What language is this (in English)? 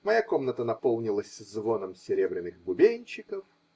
Russian